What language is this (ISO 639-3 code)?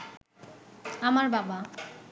ben